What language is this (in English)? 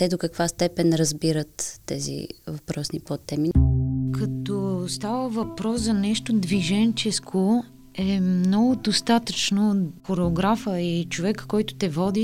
Bulgarian